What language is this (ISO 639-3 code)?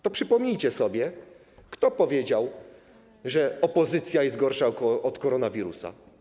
pol